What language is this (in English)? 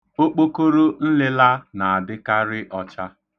Igbo